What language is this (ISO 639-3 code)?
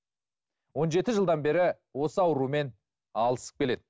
kaz